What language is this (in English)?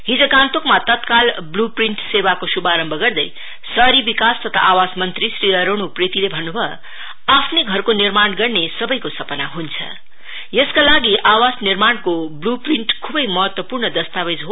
Nepali